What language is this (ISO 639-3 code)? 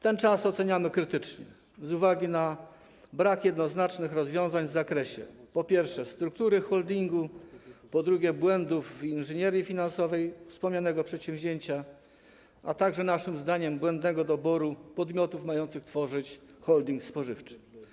pol